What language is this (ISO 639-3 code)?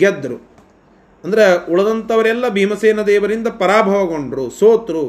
kan